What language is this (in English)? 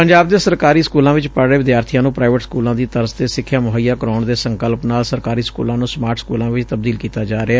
Punjabi